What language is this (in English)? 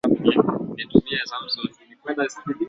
Swahili